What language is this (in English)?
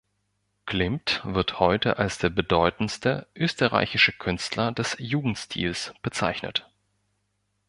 German